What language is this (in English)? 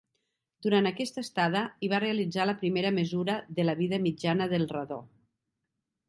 Catalan